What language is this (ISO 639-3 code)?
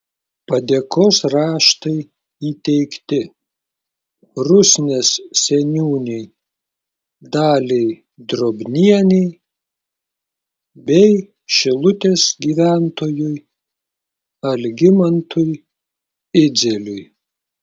lit